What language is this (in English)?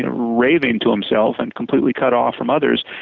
English